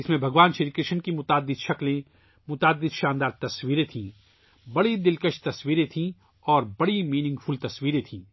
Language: Urdu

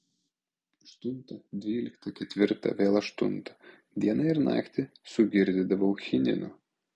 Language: Lithuanian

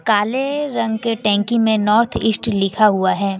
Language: Hindi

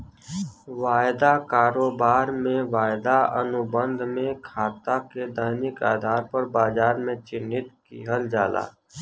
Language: Bhojpuri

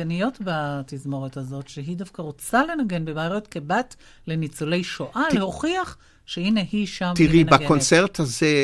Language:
Hebrew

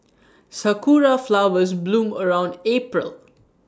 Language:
English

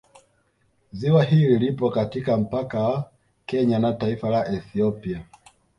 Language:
Swahili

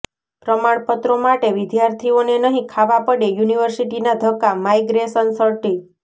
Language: Gujarati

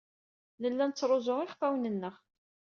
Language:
Kabyle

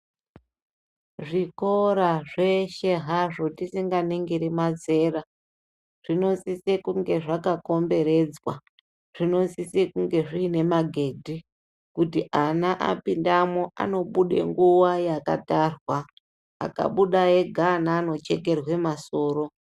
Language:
Ndau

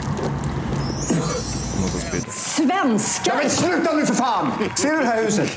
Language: Swedish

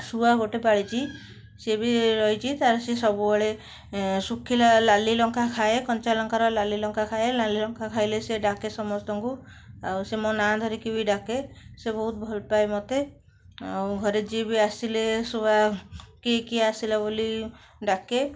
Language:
Odia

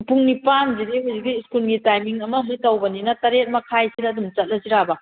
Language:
Manipuri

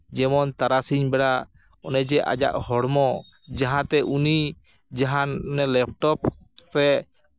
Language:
Santali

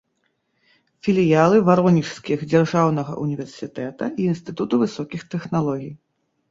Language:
Belarusian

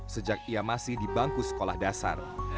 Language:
Indonesian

